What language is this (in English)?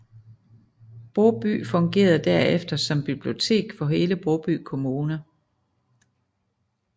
Danish